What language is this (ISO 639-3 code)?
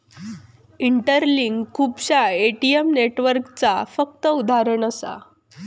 mar